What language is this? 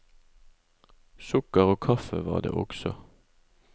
Norwegian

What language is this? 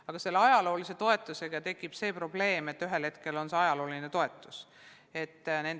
Estonian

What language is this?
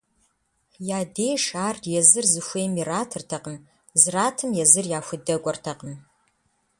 Kabardian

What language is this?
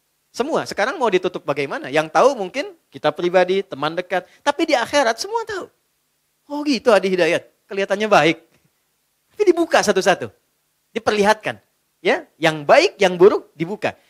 Indonesian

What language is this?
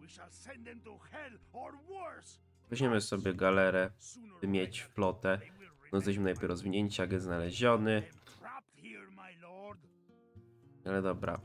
Polish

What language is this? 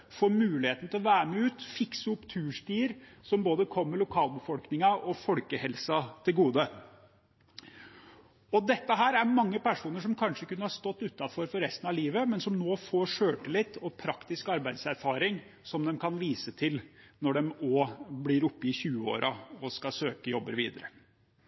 Norwegian Bokmål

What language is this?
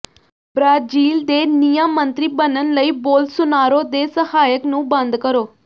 Punjabi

